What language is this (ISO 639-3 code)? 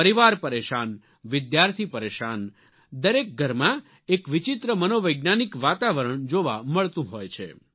guj